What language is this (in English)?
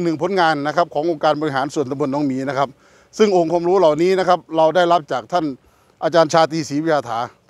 Thai